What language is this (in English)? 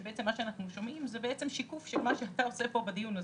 Hebrew